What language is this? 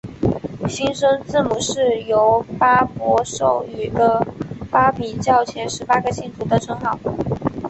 Chinese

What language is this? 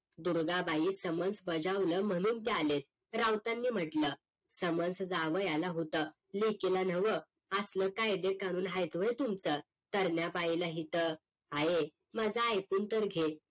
Marathi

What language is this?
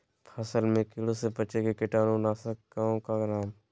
Magahi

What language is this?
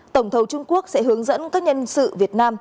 Vietnamese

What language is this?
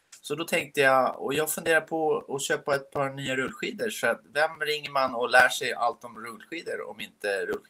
Swedish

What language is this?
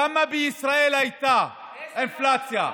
Hebrew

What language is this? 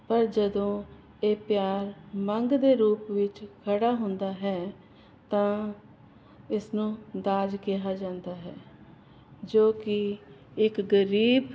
Punjabi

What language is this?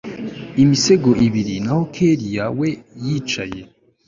Kinyarwanda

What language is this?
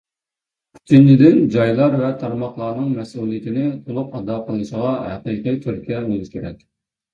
Uyghur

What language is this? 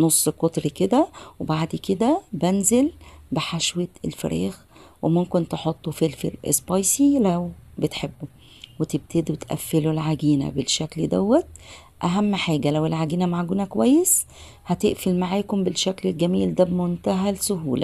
Arabic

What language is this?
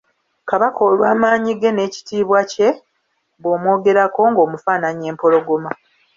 Ganda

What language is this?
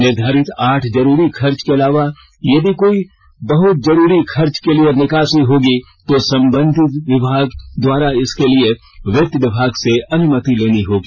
Hindi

